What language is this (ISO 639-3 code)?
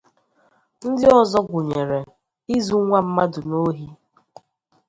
ibo